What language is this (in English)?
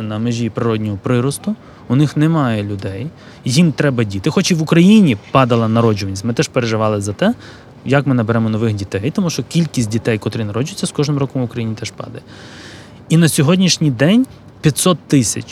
Ukrainian